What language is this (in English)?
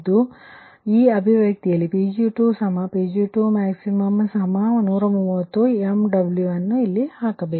Kannada